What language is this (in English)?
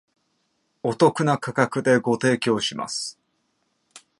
Japanese